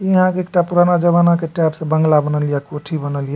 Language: Maithili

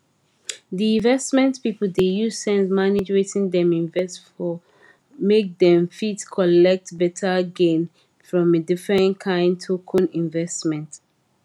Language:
Nigerian Pidgin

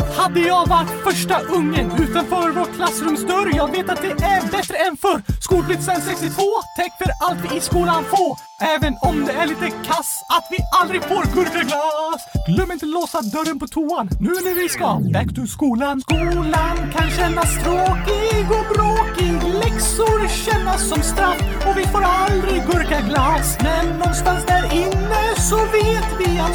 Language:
Swedish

